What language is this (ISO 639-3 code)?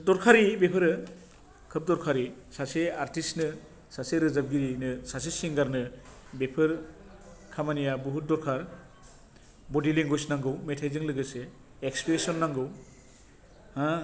brx